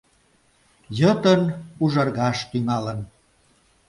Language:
Mari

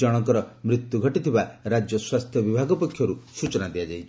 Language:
Odia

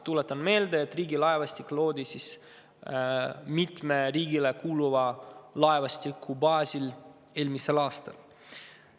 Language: Estonian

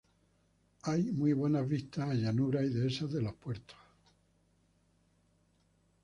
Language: Spanish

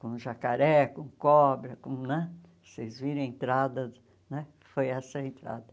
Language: Portuguese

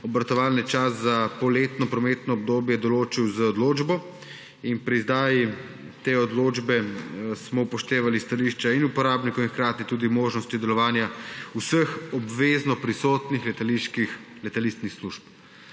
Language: Slovenian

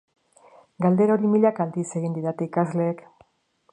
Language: Basque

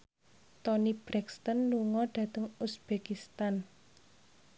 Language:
Javanese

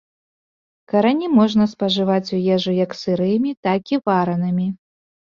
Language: Belarusian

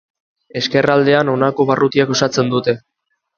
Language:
Basque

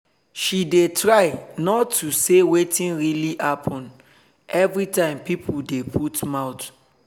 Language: Nigerian Pidgin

